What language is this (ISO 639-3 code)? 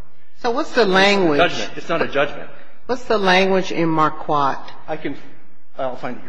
eng